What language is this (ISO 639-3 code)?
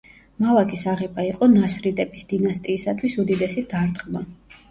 kat